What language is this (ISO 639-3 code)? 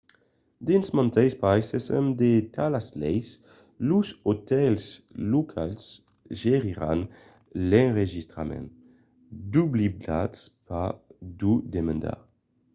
oci